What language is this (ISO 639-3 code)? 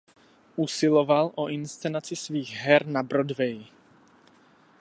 ces